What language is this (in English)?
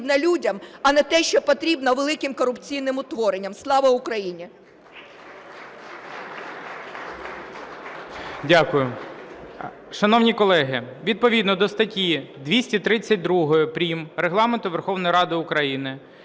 Ukrainian